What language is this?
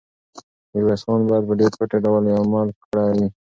Pashto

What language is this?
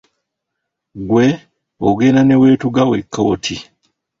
Ganda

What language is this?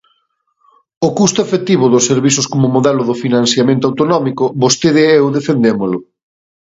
Galician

